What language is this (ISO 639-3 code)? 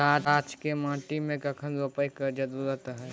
mai